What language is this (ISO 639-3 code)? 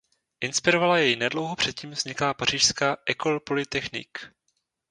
ces